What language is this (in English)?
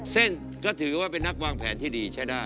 Thai